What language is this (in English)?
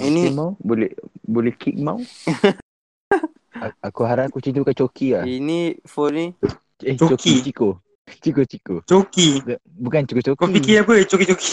Malay